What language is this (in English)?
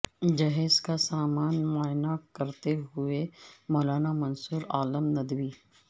Urdu